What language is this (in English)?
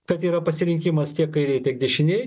Lithuanian